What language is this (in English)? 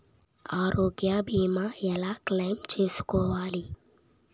Telugu